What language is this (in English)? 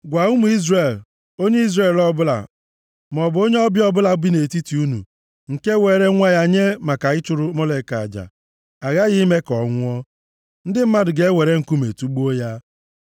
Igbo